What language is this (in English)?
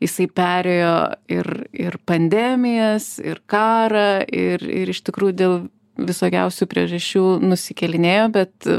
Lithuanian